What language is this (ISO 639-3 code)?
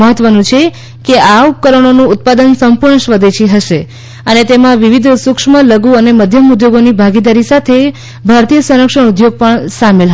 guj